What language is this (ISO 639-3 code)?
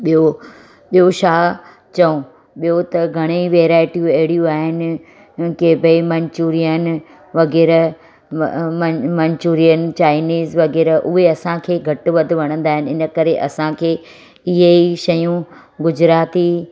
snd